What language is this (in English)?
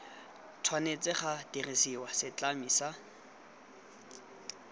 Tswana